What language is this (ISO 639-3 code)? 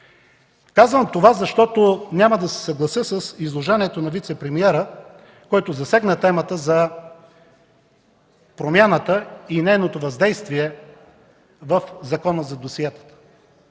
bul